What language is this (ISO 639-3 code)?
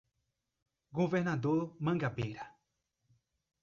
por